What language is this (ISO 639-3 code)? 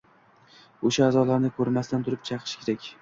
uzb